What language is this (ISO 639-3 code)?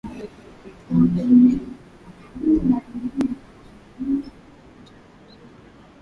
swa